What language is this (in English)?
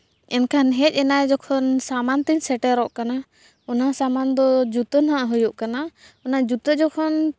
Santali